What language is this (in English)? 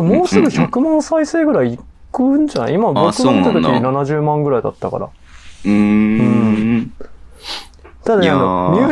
Japanese